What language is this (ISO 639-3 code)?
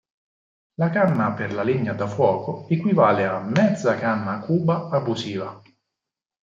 ita